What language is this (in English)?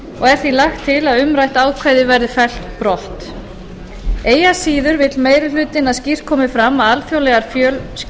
Icelandic